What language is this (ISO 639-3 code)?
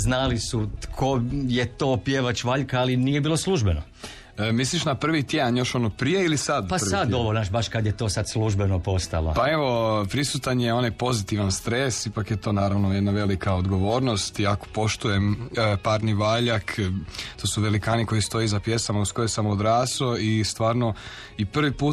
hrv